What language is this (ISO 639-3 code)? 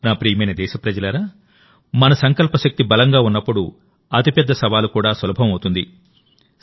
tel